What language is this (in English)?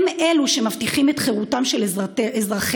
Hebrew